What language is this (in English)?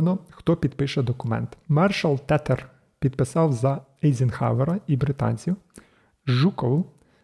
Ukrainian